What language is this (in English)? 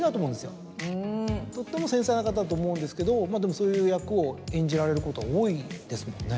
Japanese